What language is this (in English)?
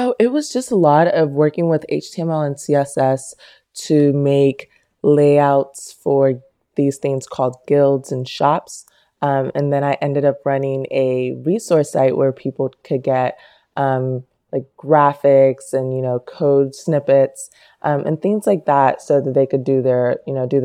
English